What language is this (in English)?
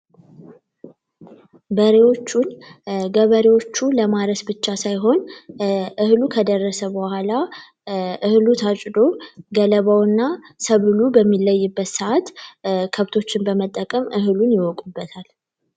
Amharic